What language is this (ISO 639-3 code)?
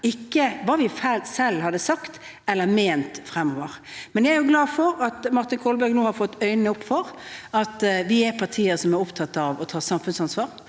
nor